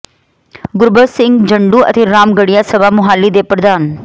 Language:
Punjabi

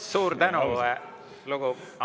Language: Estonian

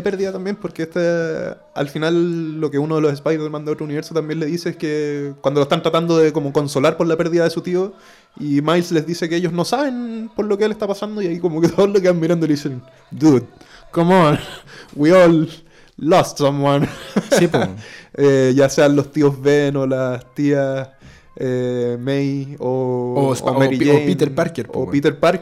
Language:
Spanish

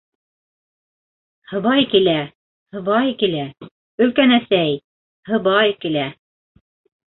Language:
Bashkir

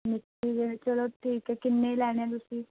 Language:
Punjabi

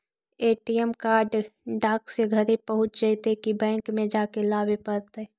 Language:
Magahi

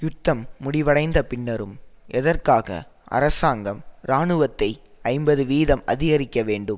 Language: Tamil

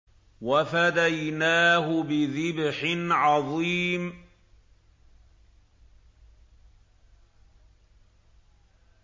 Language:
Arabic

